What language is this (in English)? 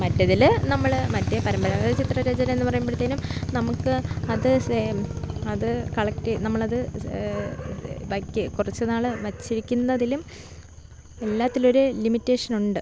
Malayalam